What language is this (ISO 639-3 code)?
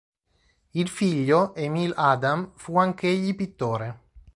ita